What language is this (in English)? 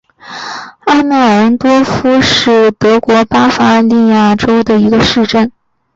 Chinese